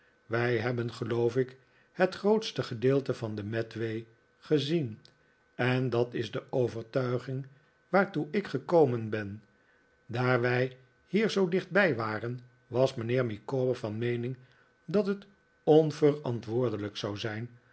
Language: Dutch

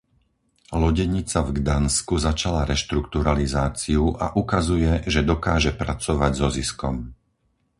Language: Slovak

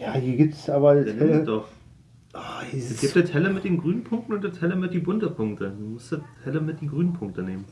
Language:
German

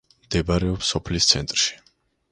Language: Georgian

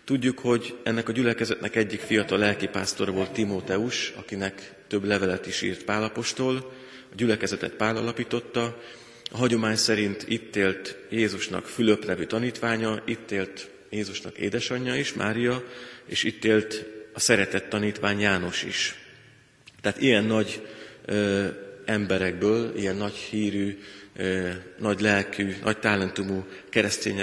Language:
Hungarian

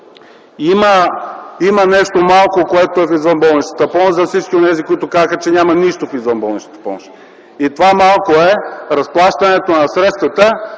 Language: Bulgarian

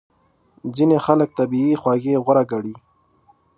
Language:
Pashto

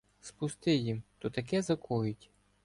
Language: Ukrainian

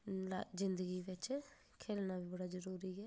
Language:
Dogri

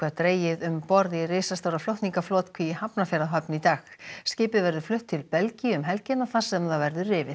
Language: Icelandic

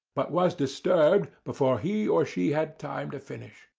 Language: English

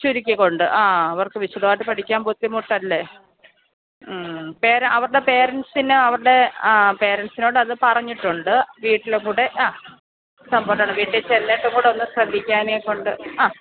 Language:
Malayalam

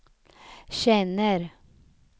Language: Swedish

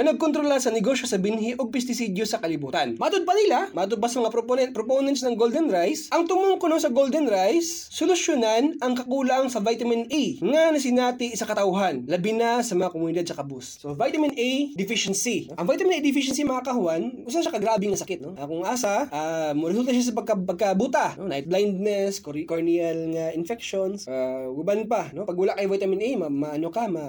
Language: Filipino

